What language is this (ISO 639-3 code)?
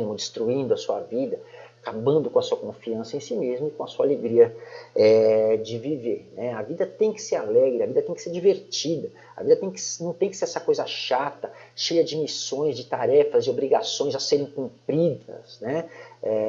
por